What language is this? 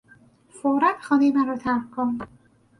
Persian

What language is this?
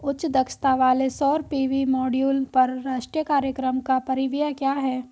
Hindi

